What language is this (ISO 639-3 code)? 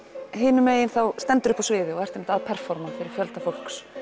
isl